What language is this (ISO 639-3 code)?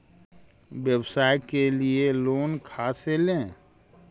mag